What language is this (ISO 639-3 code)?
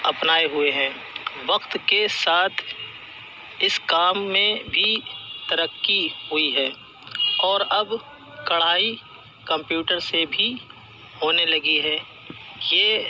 urd